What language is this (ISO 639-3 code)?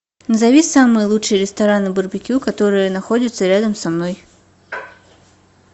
rus